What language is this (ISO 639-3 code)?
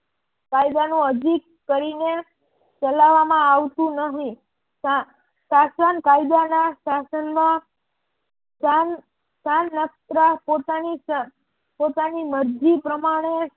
guj